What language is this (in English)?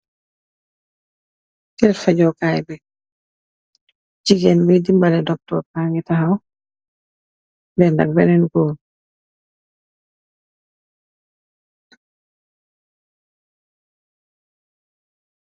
Wolof